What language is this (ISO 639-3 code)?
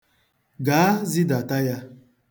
ibo